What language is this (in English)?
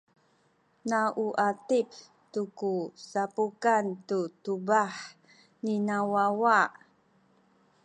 Sakizaya